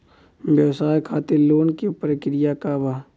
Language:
Bhojpuri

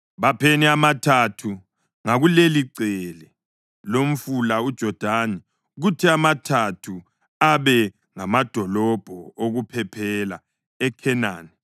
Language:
North Ndebele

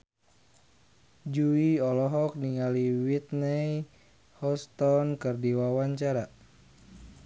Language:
Sundanese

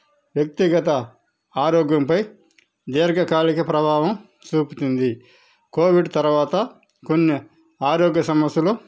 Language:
Telugu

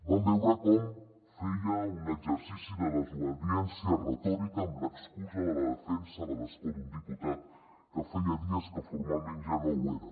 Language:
Catalan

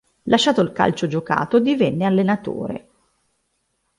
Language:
Italian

